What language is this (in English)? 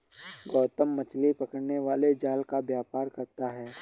Hindi